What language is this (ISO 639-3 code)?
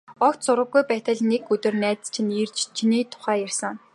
mon